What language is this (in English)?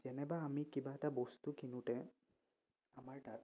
Assamese